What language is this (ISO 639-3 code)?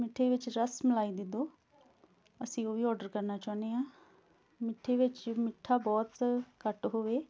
pan